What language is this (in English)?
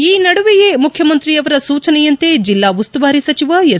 Kannada